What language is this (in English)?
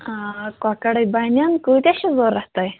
Kashmiri